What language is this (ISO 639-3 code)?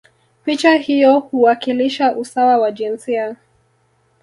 swa